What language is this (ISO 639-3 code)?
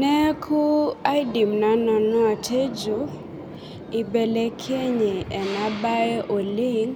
mas